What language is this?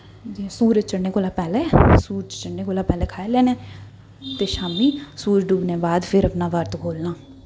Dogri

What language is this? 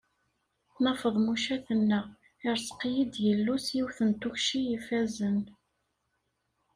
Kabyle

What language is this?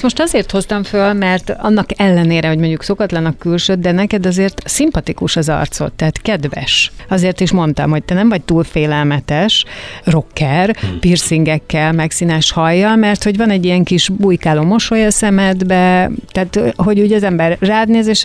Hungarian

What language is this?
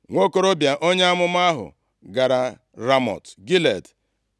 Igbo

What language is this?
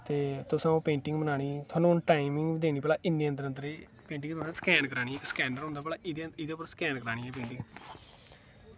Dogri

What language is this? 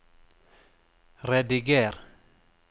Norwegian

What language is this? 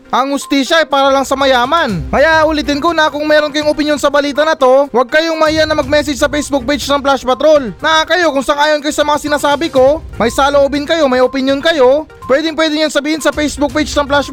Filipino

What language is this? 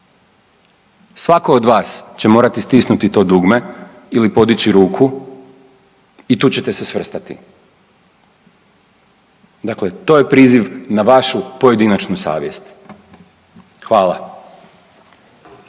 Croatian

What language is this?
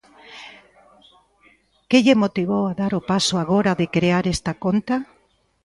Galician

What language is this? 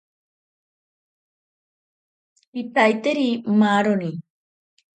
Ashéninka Perené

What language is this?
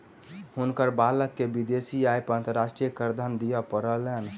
Maithili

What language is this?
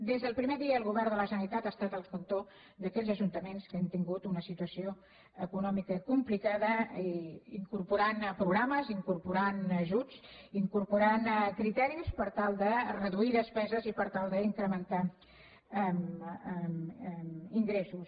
Catalan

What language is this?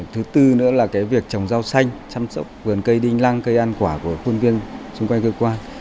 Vietnamese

